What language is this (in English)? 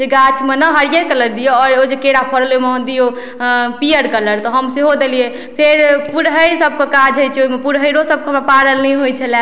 Maithili